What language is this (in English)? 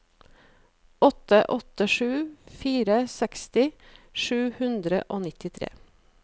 Norwegian